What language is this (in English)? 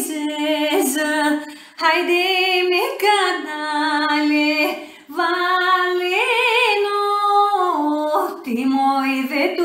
Greek